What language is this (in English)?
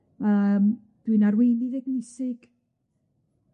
Welsh